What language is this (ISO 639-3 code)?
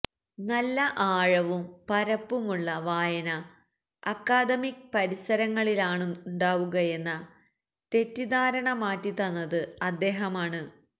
mal